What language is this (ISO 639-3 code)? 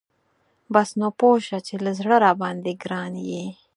pus